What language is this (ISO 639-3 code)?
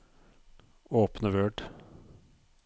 nor